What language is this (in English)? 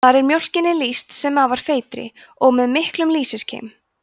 Icelandic